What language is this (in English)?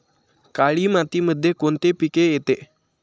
Marathi